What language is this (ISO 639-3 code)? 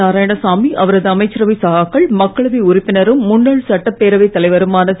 tam